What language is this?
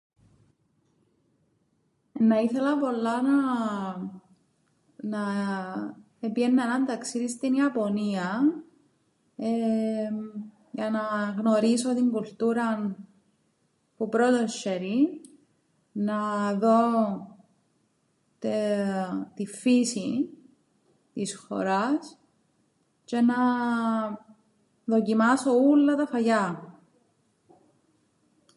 Greek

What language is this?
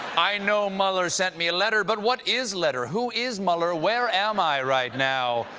English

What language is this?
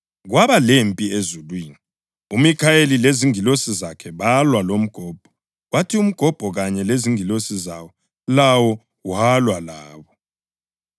North Ndebele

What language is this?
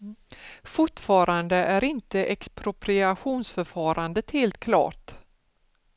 Swedish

